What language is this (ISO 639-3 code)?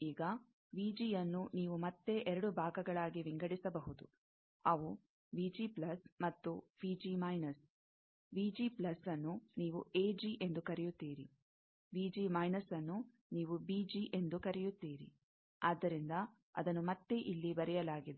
kan